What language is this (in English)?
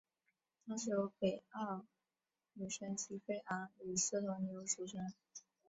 Chinese